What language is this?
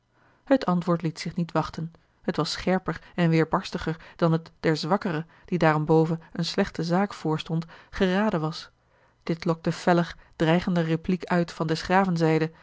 Dutch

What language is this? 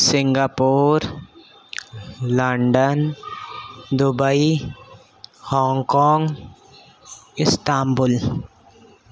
Urdu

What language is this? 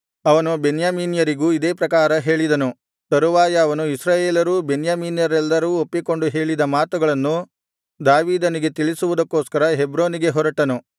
Kannada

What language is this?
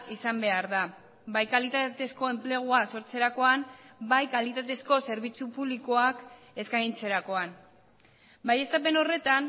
Basque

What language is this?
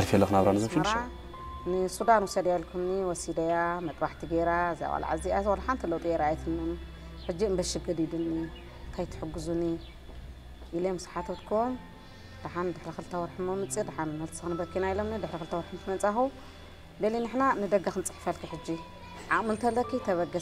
Arabic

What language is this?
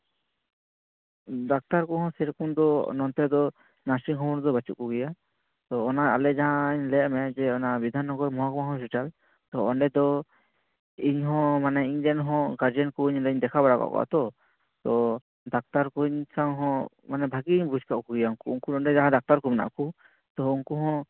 Santali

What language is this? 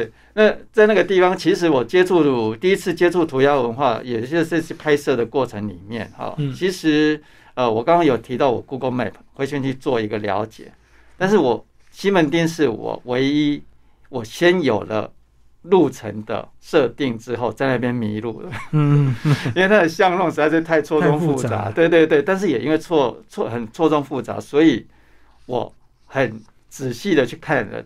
Chinese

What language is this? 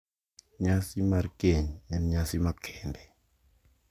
Luo (Kenya and Tanzania)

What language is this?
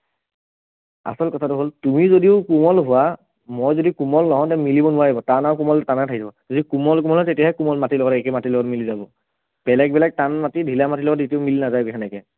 Assamese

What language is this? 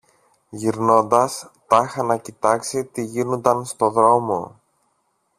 Greek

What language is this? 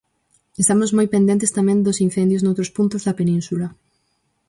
Galician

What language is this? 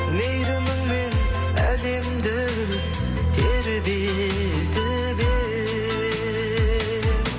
Kazakh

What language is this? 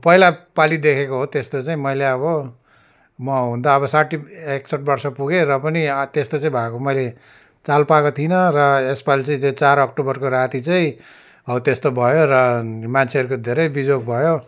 Nepali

